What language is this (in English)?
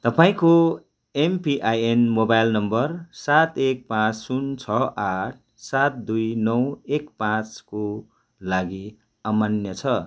Nepali